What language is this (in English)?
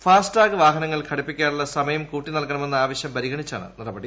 Malayalam